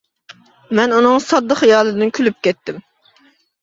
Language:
Uyghur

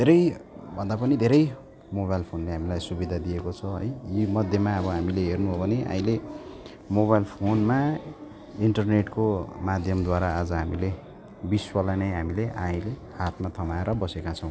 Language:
Nepali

